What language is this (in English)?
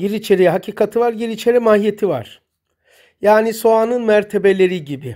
Turkish